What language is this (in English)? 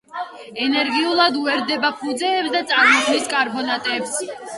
Georgian